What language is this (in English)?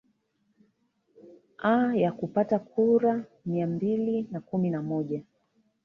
Swahili